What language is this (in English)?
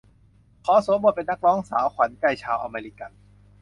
Thai